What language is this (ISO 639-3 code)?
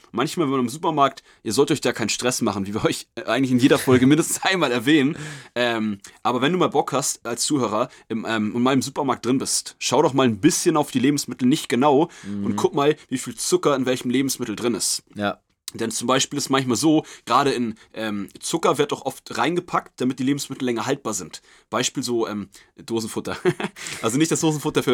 deu